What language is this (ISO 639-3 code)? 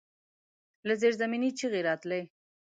pus